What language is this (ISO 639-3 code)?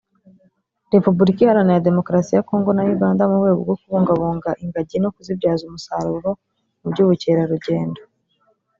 kin